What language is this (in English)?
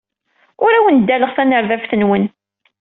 Kabyle